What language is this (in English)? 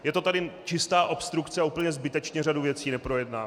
Czech